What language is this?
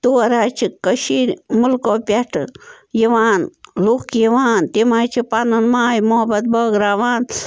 Kashmiri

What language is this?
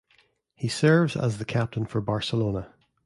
English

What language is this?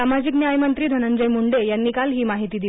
Marathi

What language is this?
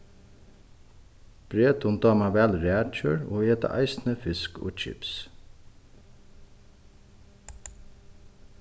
Faroese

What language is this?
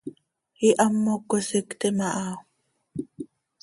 Seri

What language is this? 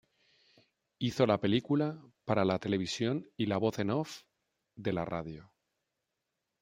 Spanish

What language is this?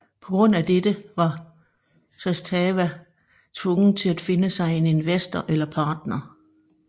Danish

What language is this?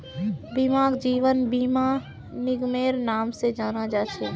Magahi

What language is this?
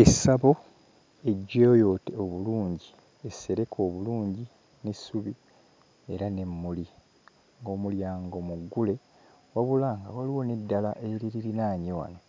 Ganda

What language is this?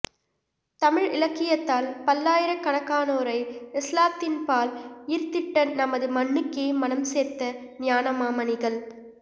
Tamil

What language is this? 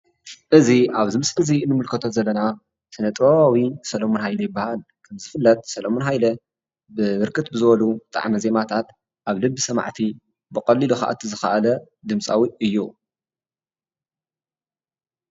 Tigrinya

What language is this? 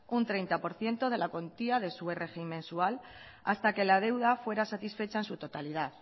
Spanish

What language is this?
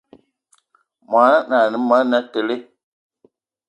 Eton (Cameroon)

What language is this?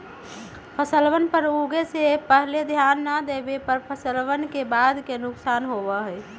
Magahi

